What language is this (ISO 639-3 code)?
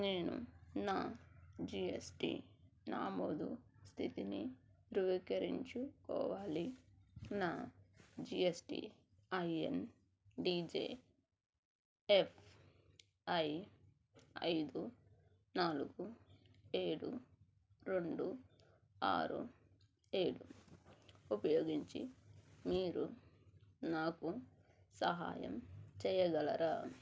tel